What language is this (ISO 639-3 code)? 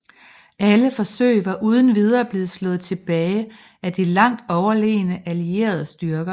dan